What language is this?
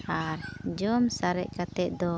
Santali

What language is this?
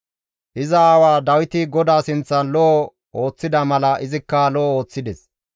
Gamo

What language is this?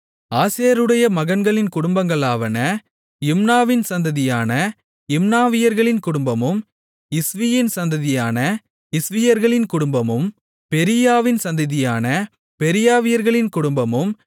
Tamil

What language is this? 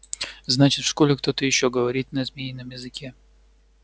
Russian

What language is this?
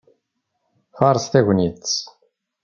Kabyle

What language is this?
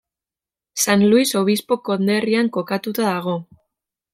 Basque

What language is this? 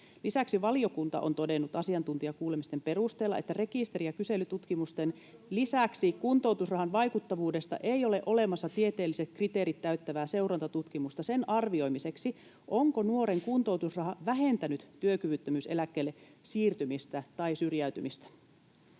Finnish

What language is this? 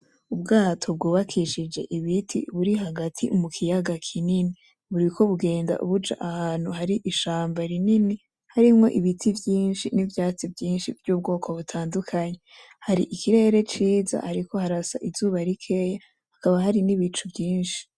Rundi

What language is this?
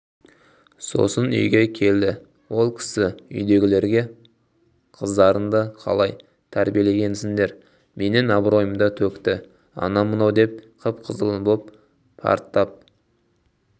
Kazakh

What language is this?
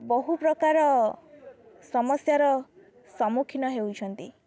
Odia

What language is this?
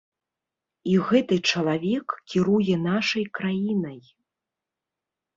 Belarusian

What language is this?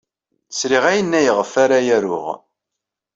Kabyle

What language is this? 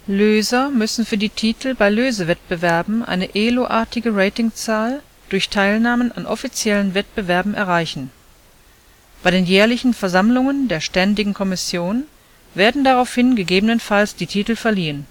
German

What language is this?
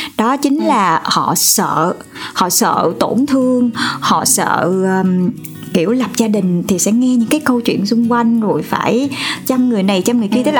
Vietnamese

